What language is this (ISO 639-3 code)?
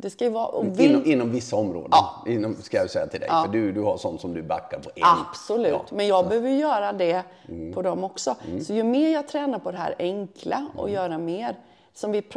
swe